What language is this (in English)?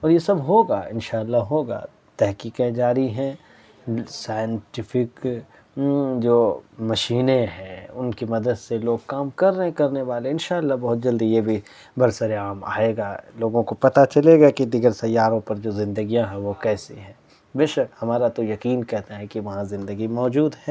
Urdu